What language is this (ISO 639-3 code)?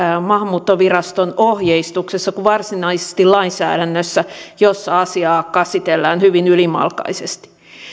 fin